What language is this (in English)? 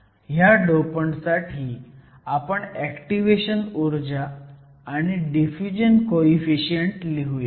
Marathi